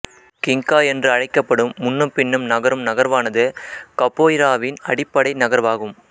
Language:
Tamil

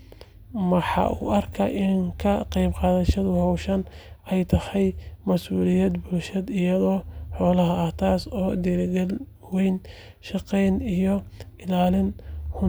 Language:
Somali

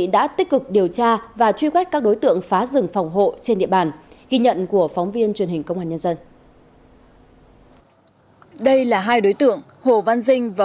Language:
Vietnamese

